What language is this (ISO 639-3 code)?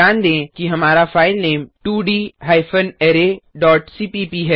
hin